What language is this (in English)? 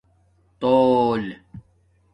Domaaki